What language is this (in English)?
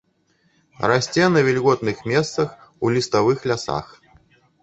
Belarusian